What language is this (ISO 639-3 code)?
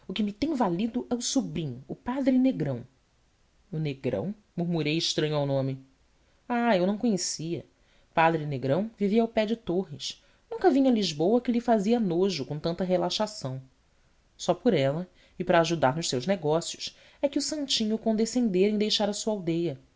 por